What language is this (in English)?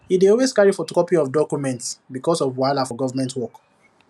Nigerian Pidgin